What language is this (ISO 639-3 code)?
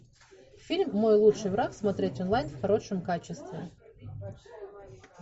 rus